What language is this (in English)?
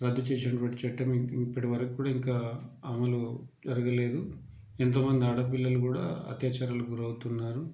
Telugu